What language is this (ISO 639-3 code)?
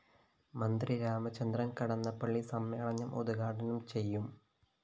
mal